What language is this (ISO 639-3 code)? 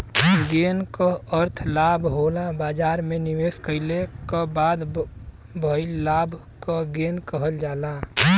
bho